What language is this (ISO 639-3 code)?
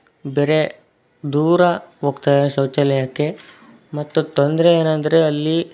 kan